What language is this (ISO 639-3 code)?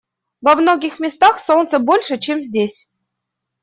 rus